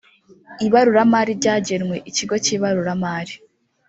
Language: Kinyarwanda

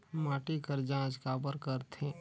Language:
Chhattisgarhi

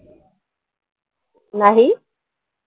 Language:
Marathi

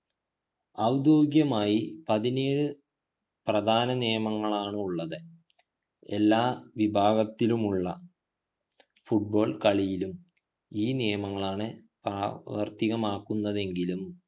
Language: Malayalam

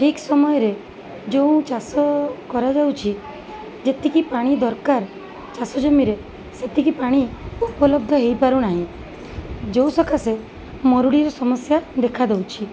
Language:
Odia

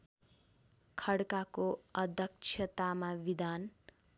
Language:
Nepali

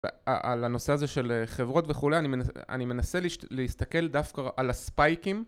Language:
Hebrew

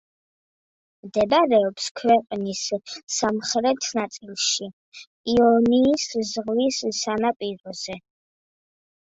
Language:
Georgian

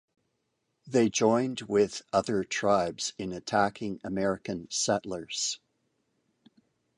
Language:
English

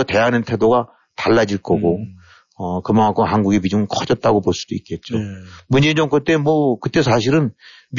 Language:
Korean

